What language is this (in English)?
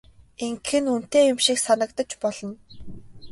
Mongolian